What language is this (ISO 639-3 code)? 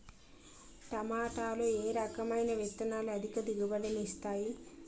tel